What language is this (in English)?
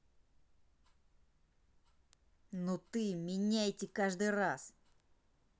Russian